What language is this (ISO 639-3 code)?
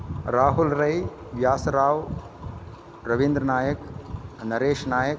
san